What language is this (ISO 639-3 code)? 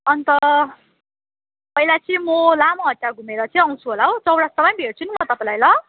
nep